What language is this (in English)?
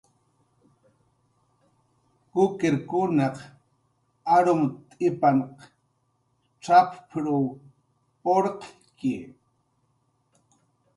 Jaqaru